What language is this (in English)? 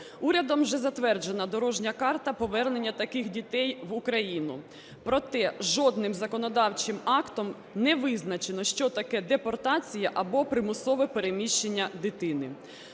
Ukrainian